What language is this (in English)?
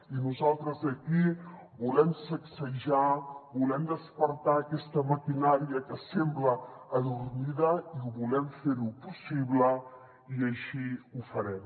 Catalan